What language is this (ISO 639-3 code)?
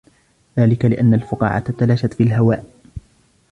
ara